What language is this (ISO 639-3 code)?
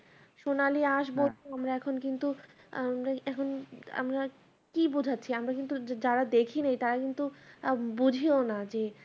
ben